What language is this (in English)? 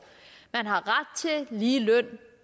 Danish